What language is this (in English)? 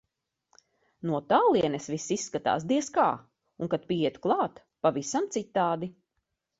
Latvian